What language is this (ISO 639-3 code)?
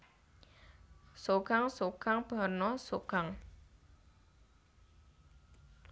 jav